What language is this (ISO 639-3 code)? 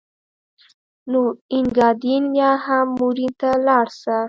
pus